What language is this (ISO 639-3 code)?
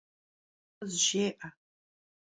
kbd